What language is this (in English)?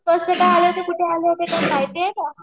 Marathi